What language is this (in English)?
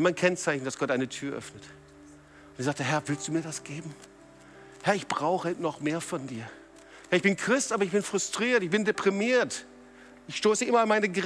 German